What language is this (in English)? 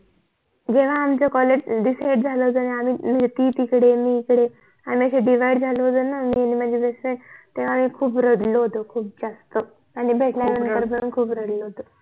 Marathi